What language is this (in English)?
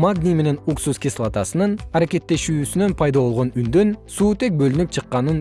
Kyrgyz